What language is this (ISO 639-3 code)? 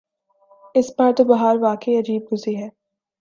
urd